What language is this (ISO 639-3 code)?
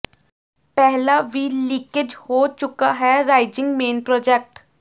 pan